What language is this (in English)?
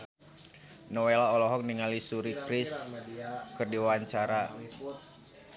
Sundanese